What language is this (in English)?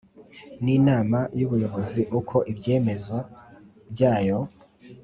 Kinyarwanda